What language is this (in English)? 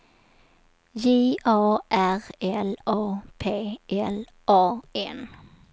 Swedish